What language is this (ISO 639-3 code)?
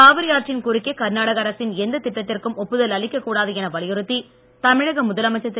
tam